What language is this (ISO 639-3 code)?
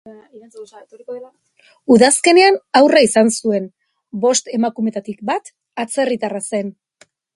eus